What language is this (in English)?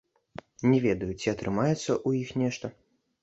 Belarusian